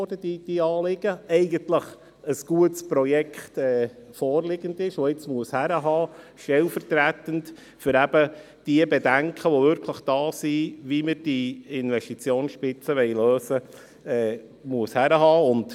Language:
Swiss German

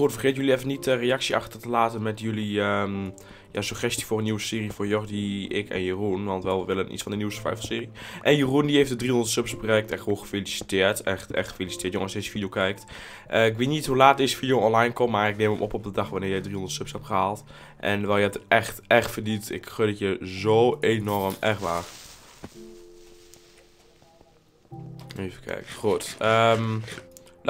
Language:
Dutch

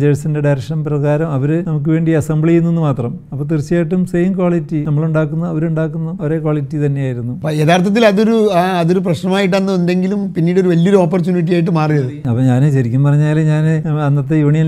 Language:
Malayalam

